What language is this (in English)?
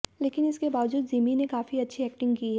Hindi